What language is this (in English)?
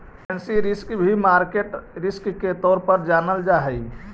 Magahi